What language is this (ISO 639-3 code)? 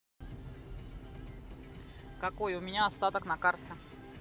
rus